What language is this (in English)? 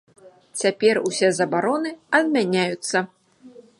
Belarusian